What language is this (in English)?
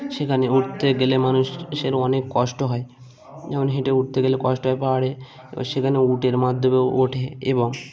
Bangla